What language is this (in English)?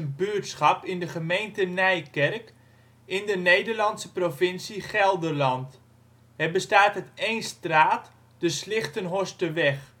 Dutch